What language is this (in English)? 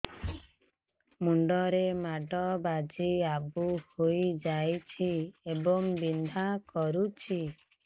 Odia